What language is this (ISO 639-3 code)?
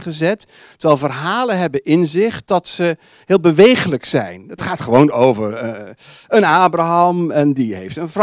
nld